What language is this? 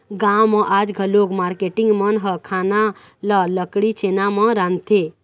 Chhattisgarhi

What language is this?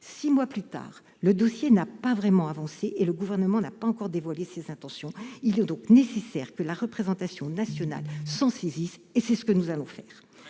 French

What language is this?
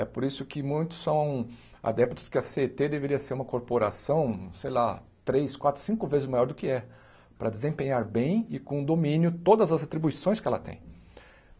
Portuguese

